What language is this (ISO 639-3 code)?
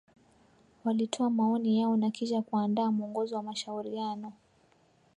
swa